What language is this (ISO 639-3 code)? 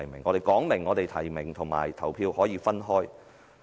yue